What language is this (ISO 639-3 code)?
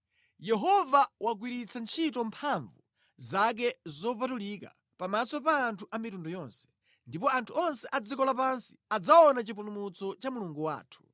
nya